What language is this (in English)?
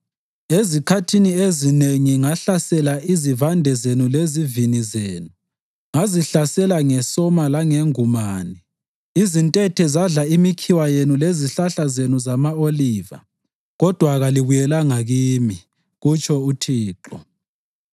North Ndebele